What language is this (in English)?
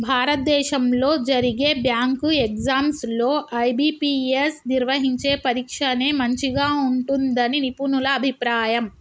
Telugu